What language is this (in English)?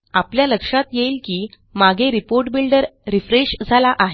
Marathi